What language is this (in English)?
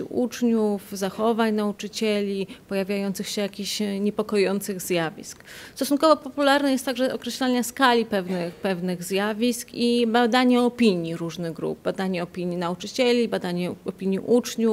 Polish